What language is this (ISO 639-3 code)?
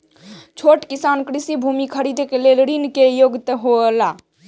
mai